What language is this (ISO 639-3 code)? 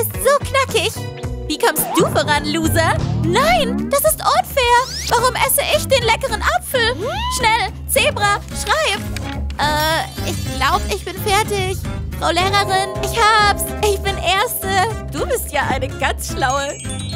deu